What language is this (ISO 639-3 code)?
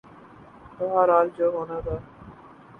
urd